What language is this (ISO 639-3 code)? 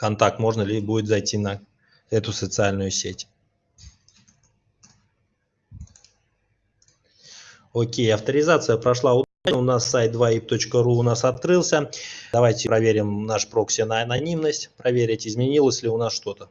rus